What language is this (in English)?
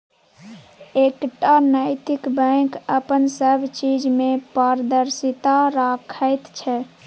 Maithili